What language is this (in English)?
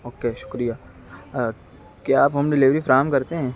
Urdu